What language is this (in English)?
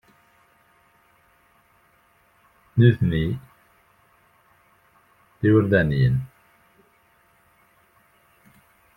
Kabyle